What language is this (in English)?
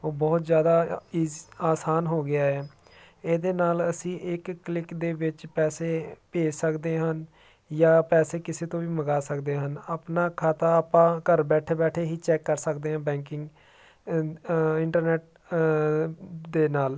Punjabi